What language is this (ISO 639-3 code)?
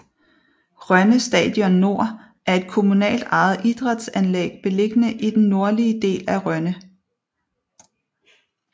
dan